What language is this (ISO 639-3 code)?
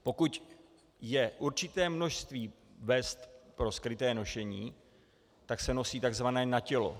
ces